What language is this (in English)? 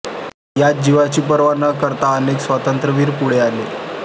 Marathi